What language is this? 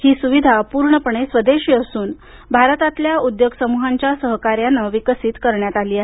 Marathi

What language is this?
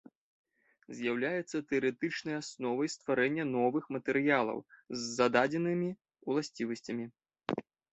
Belarusian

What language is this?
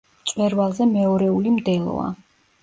Georgian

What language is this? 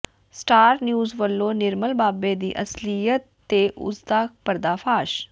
Punjabi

